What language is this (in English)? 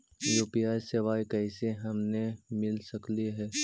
Magahi